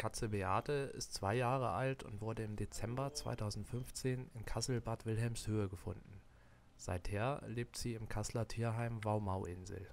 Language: German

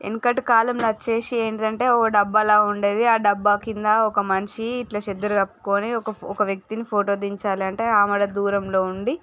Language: Telugu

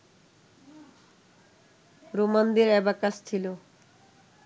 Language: Bangla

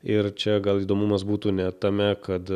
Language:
Lithuanian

